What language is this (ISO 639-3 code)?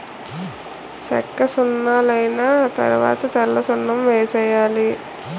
tel